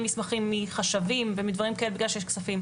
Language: Hebrew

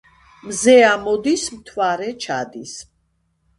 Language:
Georgian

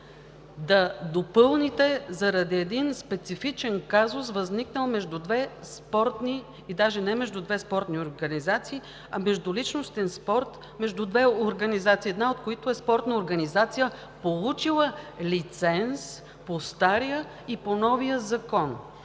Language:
Bulgarian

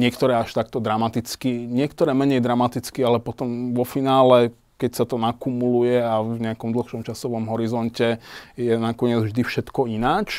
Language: Slovak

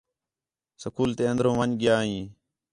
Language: Khetrani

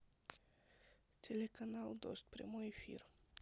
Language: Russian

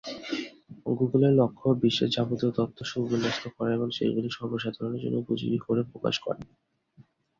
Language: Bangla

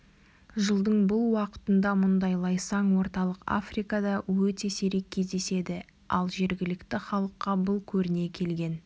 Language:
Kazakh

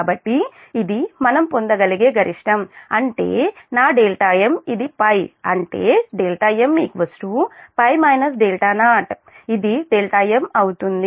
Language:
Telugu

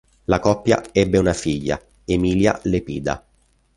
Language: Italian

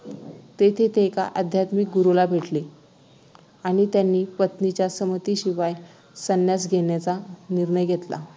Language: Marathi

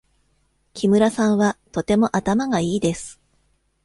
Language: Japanese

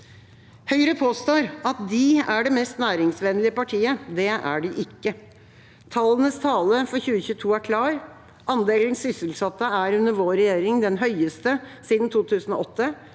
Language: Norwegian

